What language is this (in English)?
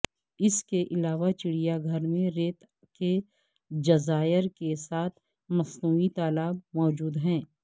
Urdu